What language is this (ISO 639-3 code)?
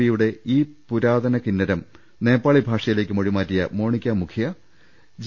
mal